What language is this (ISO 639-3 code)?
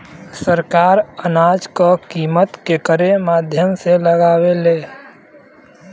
bho